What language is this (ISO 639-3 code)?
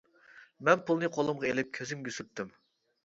uig